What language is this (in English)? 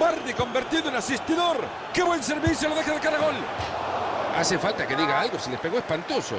Spanish